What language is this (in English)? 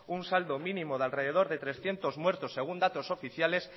Spanish